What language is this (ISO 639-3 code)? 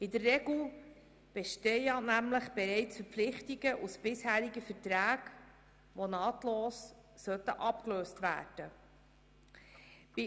gsw